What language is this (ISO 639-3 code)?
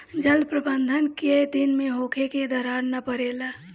bho